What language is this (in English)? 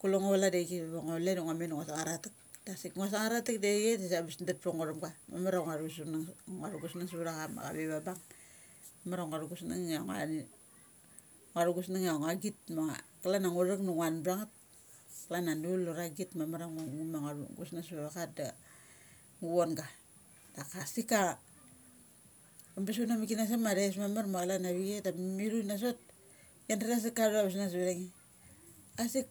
Mali